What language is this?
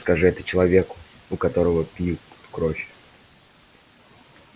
Russian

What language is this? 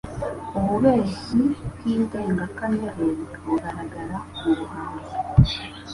Kinyarwanda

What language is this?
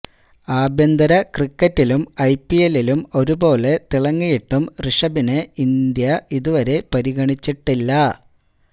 Malayalam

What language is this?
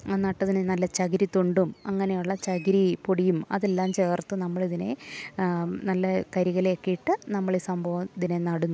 Malayalam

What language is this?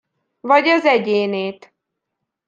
Hungarian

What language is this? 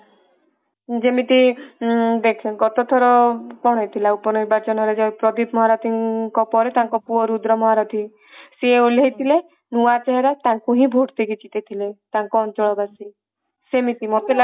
Odia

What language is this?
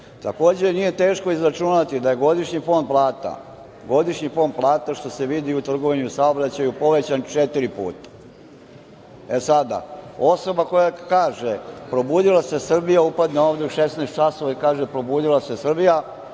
Serbian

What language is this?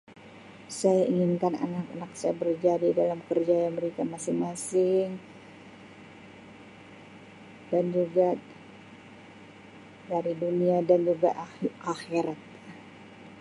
Sabah Malay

